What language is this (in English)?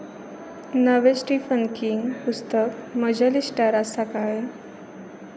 Konkani